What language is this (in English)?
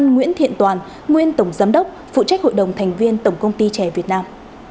Vietnamese